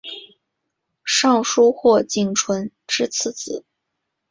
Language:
Chinese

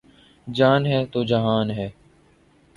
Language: Urdu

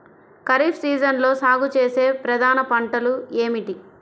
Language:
Telugu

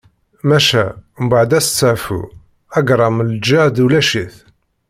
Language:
Kabyle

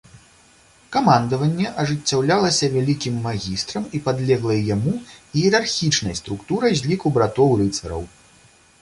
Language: Belarusian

